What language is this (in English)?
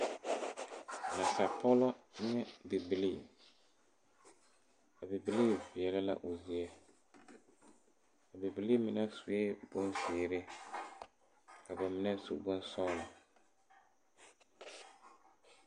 Southern Dagaare